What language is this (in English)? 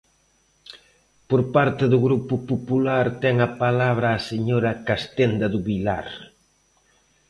Galician